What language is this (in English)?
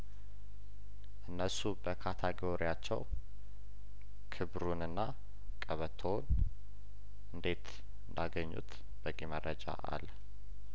Amharic